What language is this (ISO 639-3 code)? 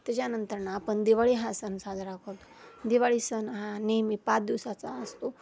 mar